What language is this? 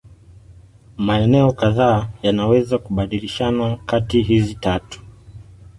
Swahili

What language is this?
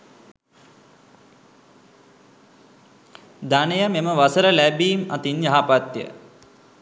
Sinhala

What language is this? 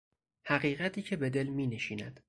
Persian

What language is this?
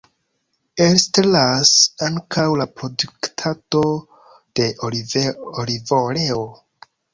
Esperanto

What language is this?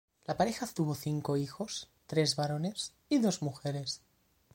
Spanish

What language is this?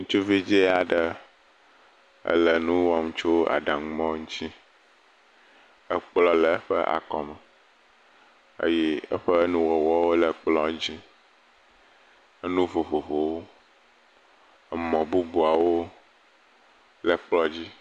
Ewe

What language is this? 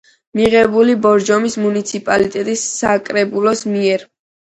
Georgian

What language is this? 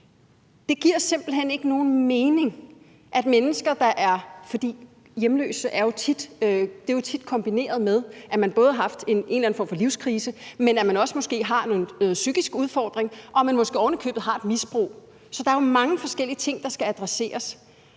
Danish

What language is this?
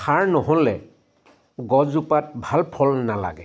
Assamese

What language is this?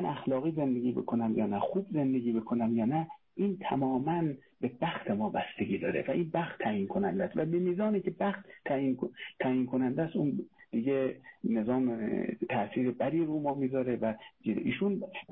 Persian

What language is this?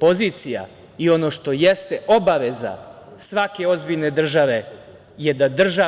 Serbian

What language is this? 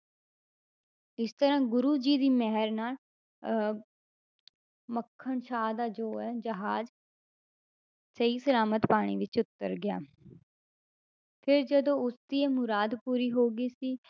Punjabi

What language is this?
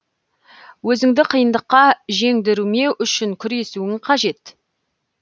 Kazakh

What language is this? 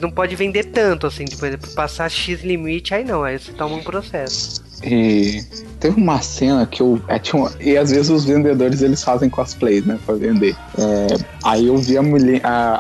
Portuguese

